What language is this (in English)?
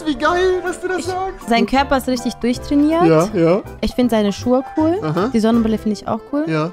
German